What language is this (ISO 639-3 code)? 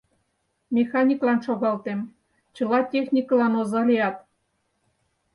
chm